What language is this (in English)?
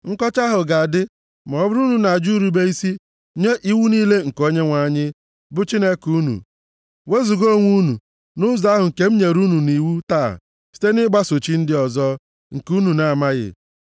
Igbo